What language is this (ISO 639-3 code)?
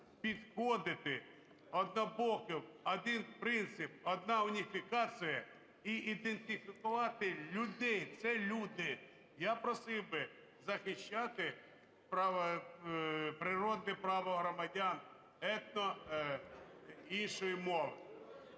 ukr